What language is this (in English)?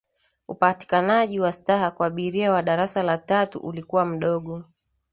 Swahili